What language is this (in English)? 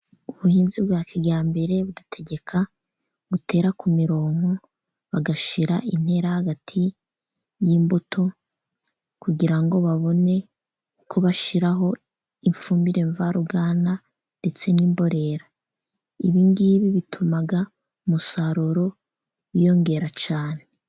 Kinyarwanda